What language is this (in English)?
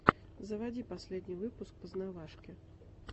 Russian